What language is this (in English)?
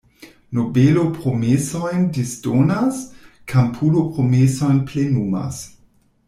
Esperanto